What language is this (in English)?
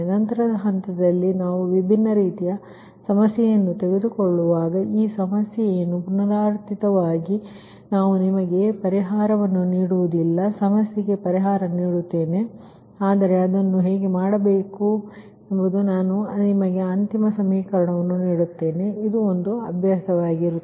Kannada